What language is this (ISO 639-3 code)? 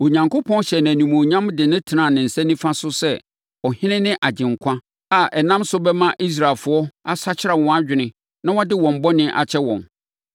aka